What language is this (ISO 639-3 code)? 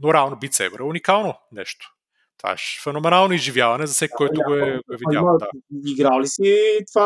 bul